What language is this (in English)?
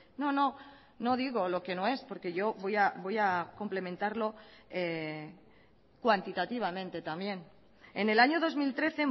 Spanish